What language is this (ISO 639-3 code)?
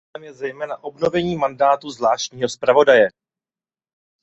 ces